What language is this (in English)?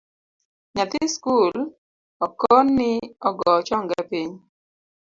Luo (Kenya and Tanzania)